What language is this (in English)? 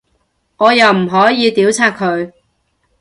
Cantonese